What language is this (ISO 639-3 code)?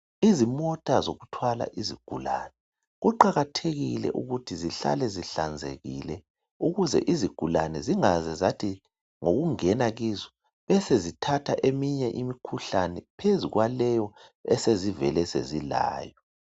nde